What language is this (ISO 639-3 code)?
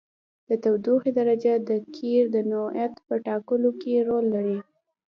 pus